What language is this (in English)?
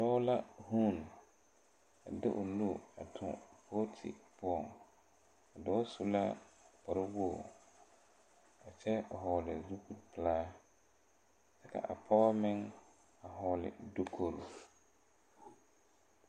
Southern Dagaare